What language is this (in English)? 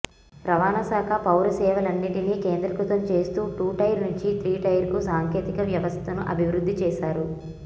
Telugu